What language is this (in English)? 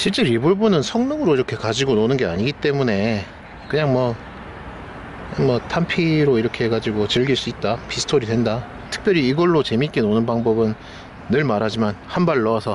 Korean